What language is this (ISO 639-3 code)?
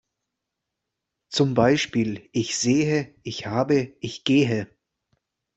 deu